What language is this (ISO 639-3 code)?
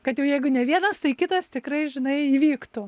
lit